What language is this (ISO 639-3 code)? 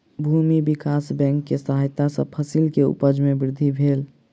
mai